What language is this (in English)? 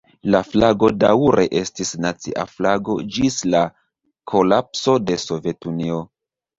Esperanto